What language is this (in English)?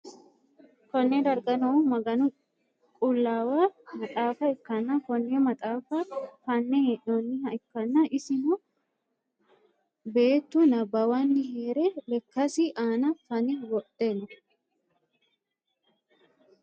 Sidamo